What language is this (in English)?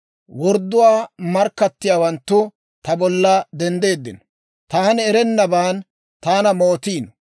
Dawro